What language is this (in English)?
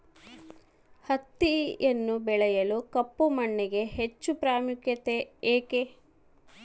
Kannada